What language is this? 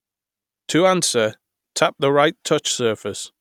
English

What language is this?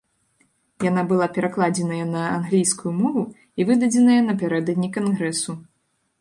Belarusian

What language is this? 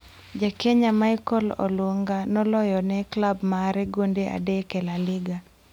Luo (Kenya and Tanzania)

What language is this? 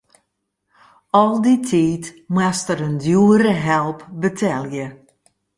Western Frisian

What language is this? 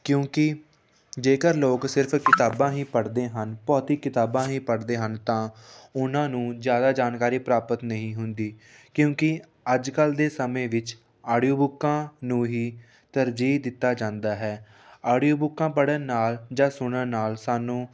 Punjabi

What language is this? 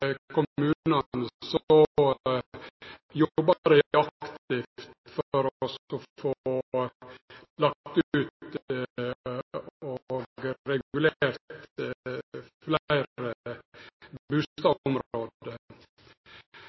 Norwegian Nynorsk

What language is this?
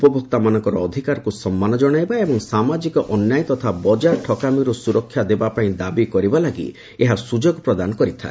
Odia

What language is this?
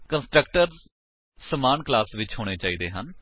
Punjabi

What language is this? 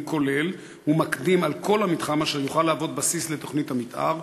Hebrew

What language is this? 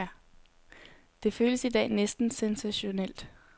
Danish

